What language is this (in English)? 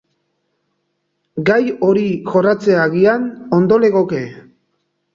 Basque